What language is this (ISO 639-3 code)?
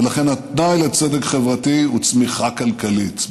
heb